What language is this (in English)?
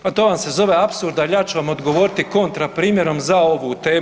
Croatian